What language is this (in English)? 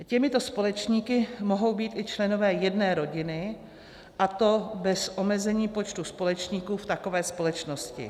Czech